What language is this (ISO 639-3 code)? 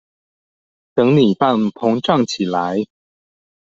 zho